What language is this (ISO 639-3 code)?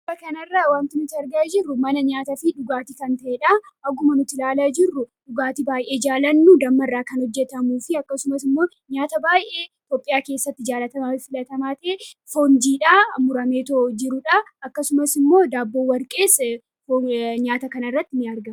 orm